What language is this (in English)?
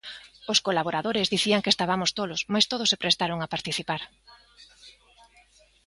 Galician